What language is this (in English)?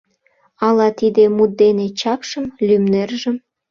Mari